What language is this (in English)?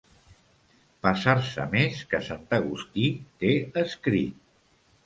Catalan